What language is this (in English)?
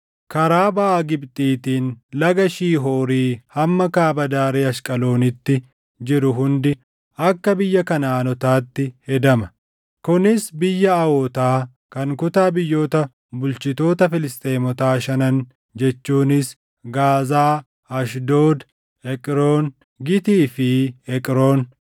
Oromo